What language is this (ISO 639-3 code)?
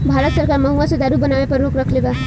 bho